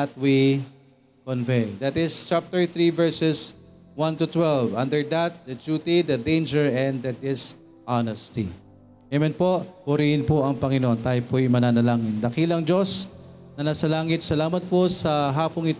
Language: Filipino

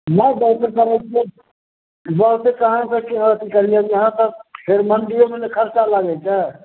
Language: Maithili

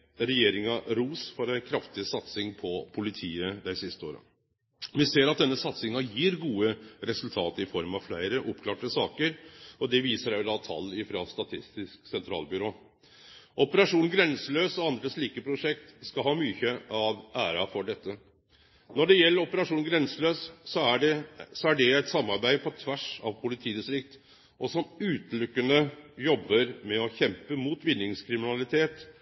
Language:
Norwegian Nynorsk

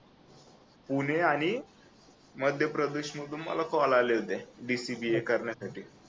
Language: Marathi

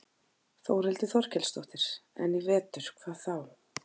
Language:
Icelandic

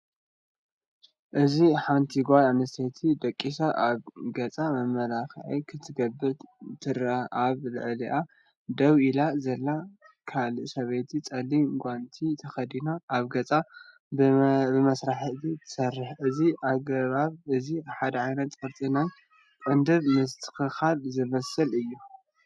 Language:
Tigrinya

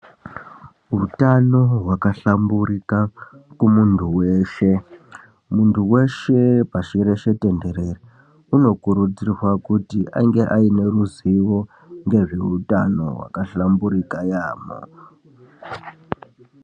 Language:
Ndau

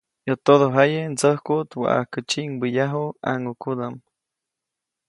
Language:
Copainalá Zoque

